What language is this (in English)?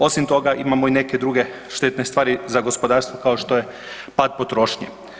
Croatian